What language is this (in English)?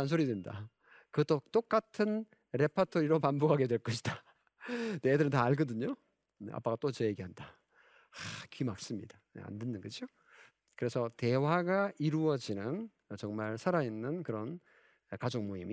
Korean